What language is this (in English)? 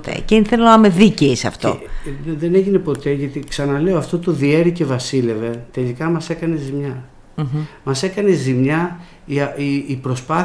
Greek